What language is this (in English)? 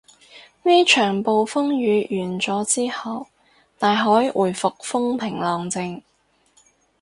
Cantonese